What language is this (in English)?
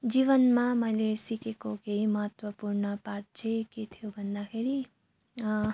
Nepali